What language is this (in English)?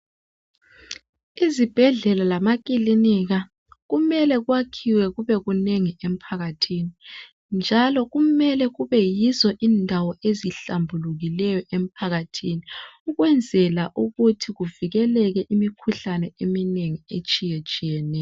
North Ndebele